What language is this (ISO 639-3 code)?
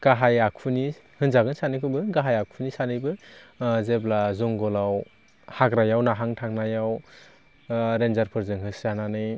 brx